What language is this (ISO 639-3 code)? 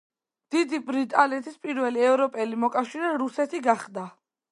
kat